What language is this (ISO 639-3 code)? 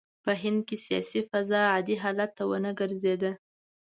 pus